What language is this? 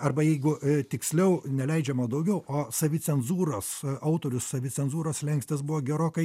Lithuanian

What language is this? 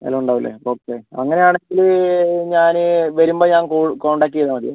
Malayalam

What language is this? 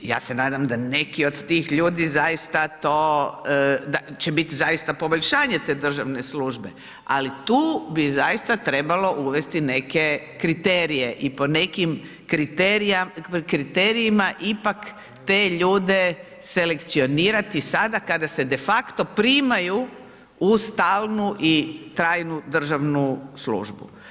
Croatian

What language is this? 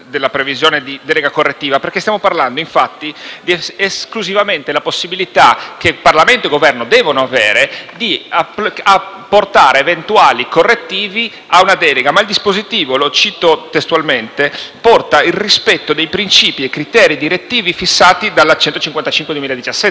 Italian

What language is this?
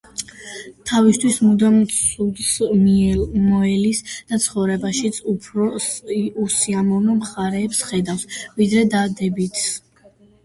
Georgian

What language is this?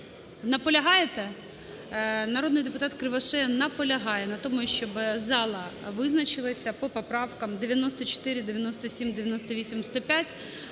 Ukrainian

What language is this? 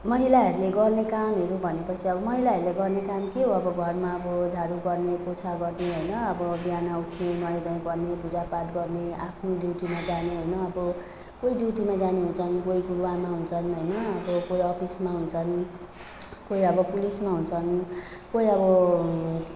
Nepali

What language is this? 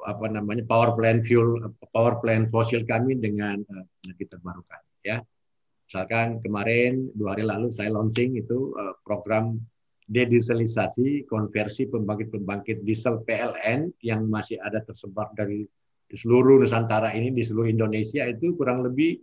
Indonesian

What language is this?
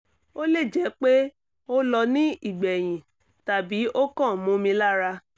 Yoruba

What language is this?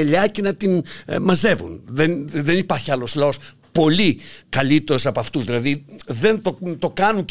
Greek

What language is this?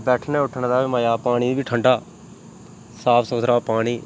Dogri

